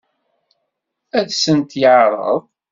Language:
Kabyle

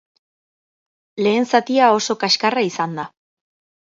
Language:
Basque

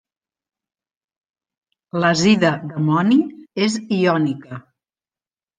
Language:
Catalan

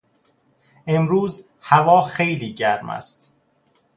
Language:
Persian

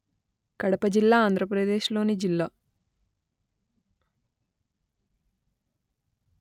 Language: Telugu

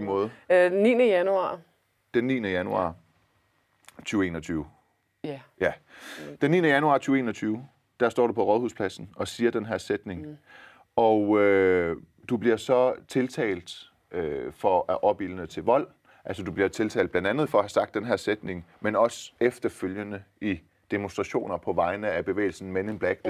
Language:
Danish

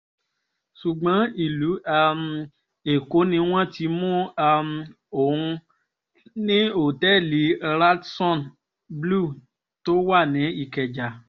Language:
Yoruba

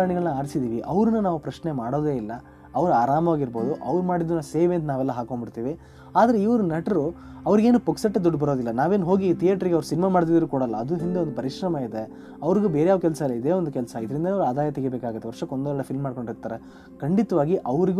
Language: Kannada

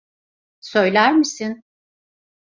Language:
Turkish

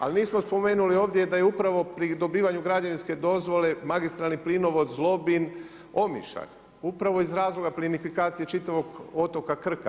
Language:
Croatian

